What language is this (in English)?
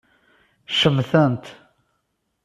Kabyle